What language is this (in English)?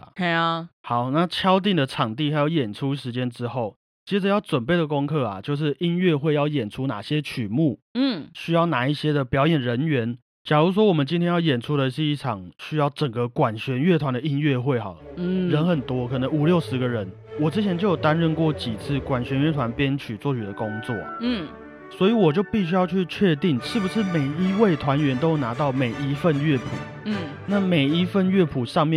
Chinese